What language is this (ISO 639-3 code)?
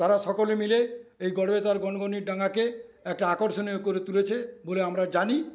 ben